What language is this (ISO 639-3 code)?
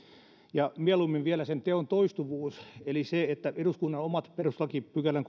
fin